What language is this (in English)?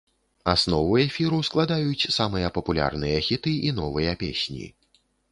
Belarusian